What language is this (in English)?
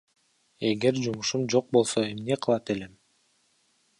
Kyrgyz